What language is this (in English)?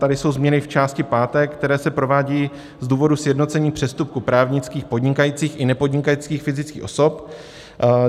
Czech